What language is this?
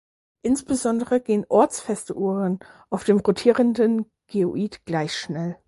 German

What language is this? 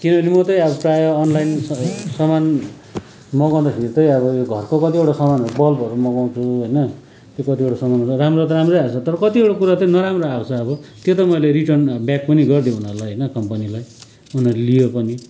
Nepali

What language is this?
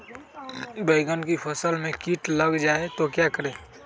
Magahi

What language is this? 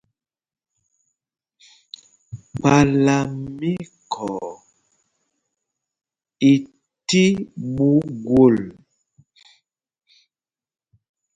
Mpumpong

